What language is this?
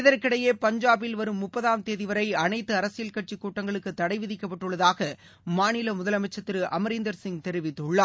Tamil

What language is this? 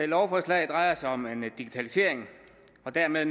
Danish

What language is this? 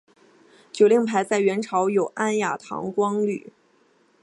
Chinese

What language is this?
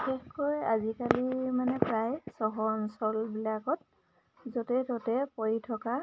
Assamese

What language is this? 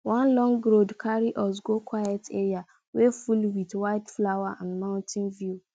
Nigerian Pidgin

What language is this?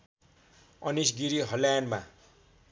Nepali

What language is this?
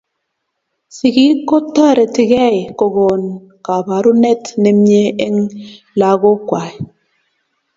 Kalenjin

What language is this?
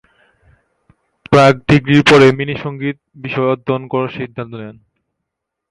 Bangla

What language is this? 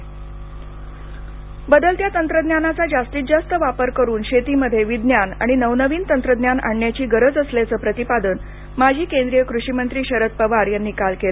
Marathi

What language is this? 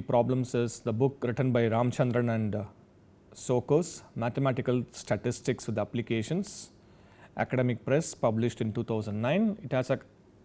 English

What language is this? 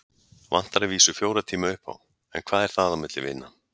Icelandic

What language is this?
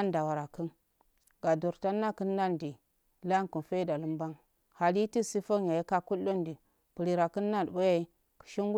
Afade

